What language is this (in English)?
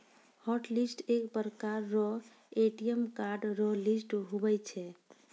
Maithili